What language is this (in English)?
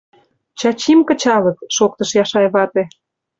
Mari